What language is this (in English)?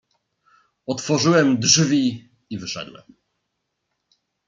Polish